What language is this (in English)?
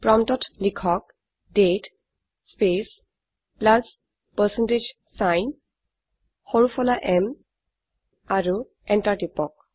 Assamese